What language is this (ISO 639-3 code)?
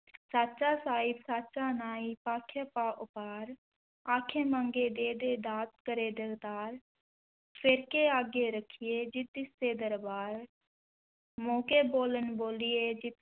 pan